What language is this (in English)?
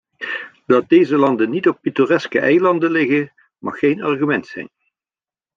Dutch